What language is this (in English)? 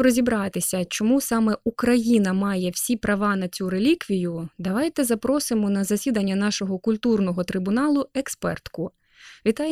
Ukrainian